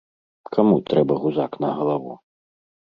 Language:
Belarusian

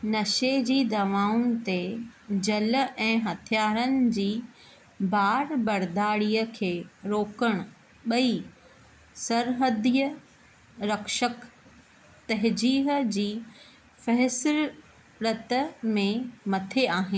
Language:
Sindhi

